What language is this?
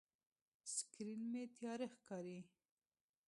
Pashto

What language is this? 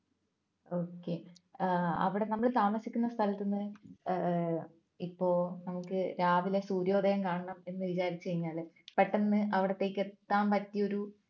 Malayalam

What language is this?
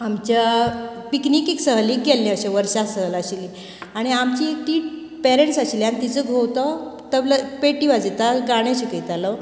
Konkani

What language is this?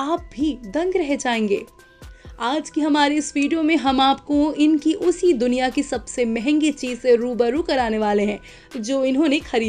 Hindi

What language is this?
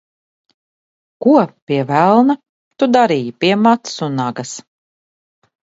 Latvian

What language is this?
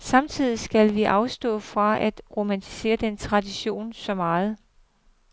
Danish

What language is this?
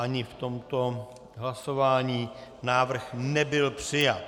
Czech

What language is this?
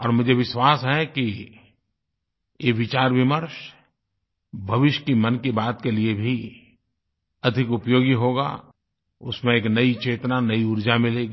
Hindi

